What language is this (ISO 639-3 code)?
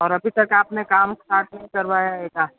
hin